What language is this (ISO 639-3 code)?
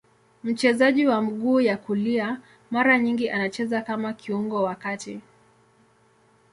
swa